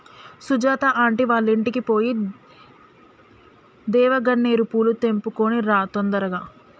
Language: Telugu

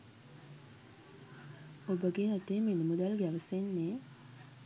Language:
Sinhala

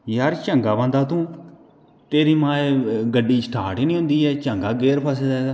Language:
Dogri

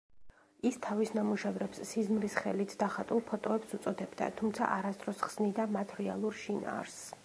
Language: Georgian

